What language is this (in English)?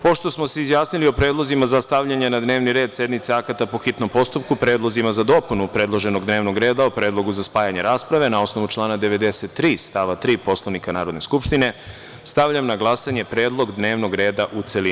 Serbian